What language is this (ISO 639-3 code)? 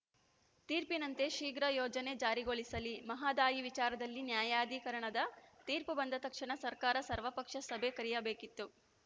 kan